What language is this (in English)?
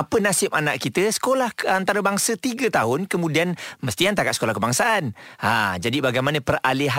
Malay